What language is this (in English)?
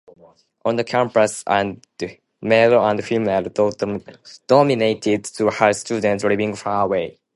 English